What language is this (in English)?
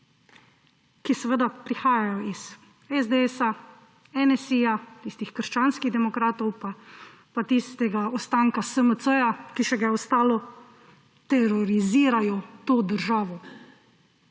Slovenian